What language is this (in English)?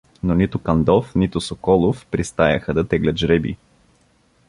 Bulgarian